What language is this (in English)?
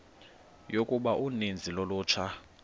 Xhosa